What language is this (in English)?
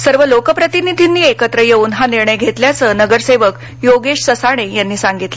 Marathi